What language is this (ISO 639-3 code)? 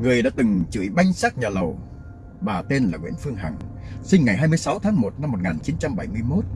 vie